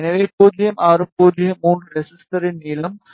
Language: Tamil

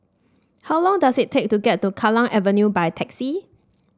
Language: English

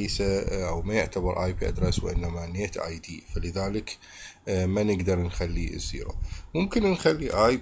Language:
Arabic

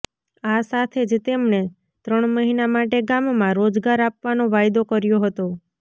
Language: Gujarati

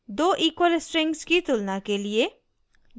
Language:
Hindi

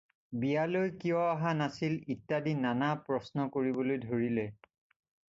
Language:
Assamese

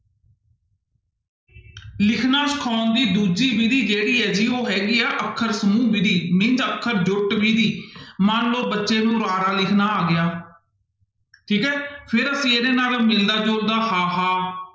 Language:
Punjabi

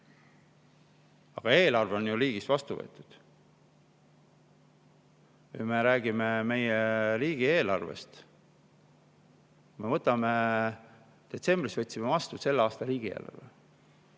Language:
Estonian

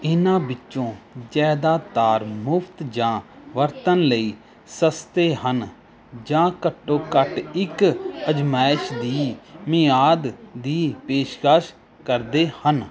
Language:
Punjabi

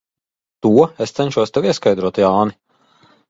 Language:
Latvian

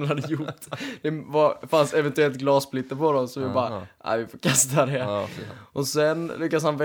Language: Swedish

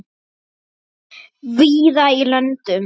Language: Icelandic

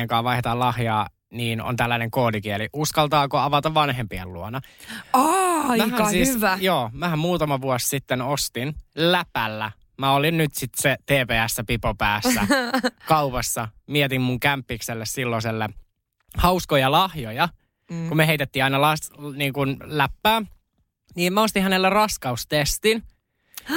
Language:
Finnish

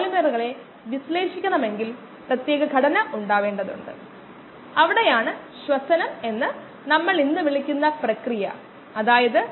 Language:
Malayalam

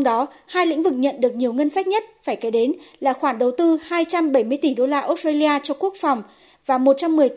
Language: Vietnamese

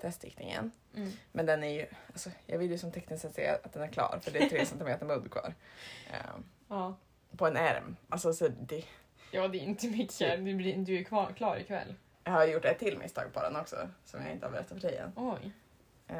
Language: Swedish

